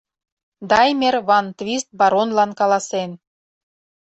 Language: Mari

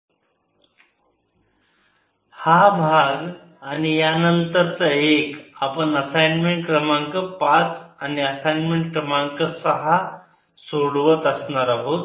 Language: Marathi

